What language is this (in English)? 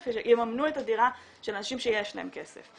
Hebrew